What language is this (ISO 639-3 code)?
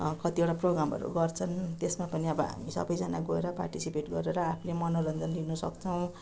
nep